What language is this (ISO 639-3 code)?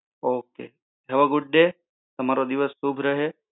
guj